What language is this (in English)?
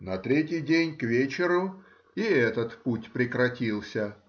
Russian